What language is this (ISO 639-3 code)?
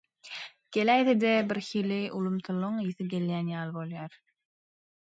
tuk